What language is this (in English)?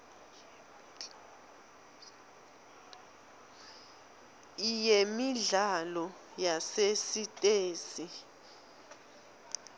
Swati